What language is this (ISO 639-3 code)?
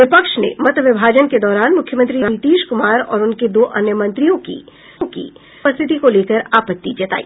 hin